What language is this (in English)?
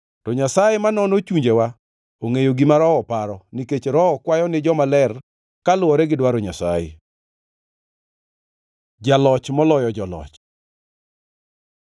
Luo (Kenya and Tanzania)